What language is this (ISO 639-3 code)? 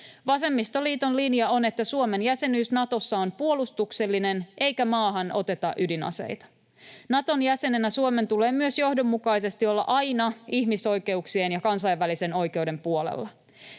fin